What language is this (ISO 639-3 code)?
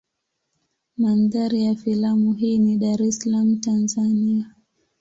swa